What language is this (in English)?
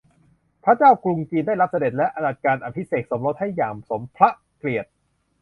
Thai